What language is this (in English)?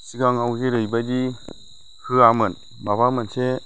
Bodo